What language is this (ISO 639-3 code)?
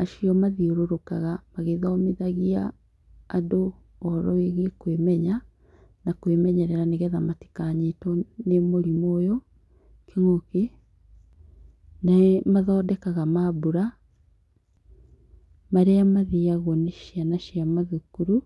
kik